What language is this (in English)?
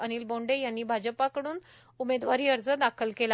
Marathi